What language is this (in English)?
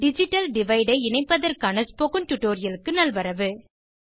Tamil